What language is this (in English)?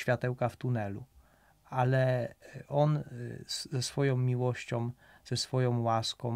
Polish